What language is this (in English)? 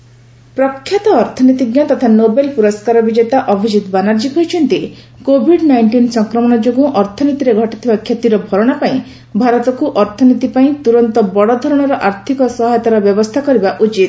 Odia